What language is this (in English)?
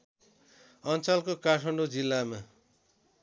Nepali